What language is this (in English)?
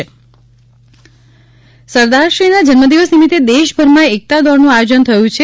Gujarati